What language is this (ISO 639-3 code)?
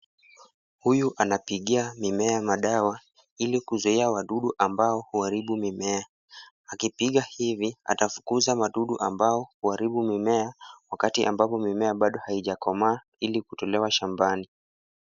swa